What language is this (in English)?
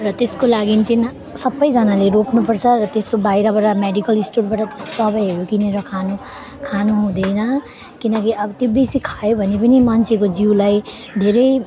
Nepali